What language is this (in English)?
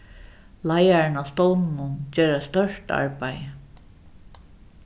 Faroese